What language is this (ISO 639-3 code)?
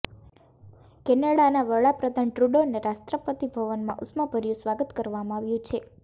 guj